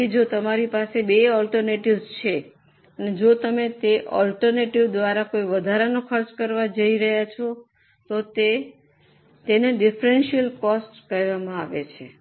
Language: Gujarati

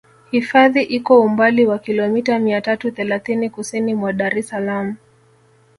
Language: Swahili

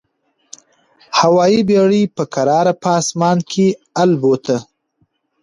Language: Pashto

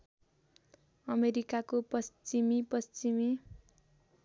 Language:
Nepali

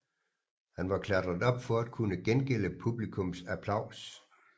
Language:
Danish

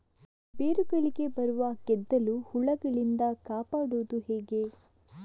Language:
Kannada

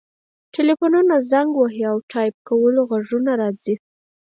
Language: Pashto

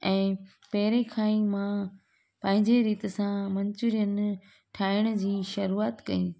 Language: Sindhi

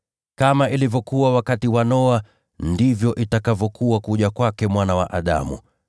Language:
Swahili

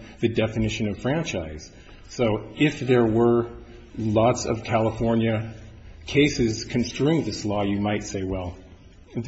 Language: English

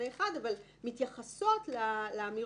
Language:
Hebrew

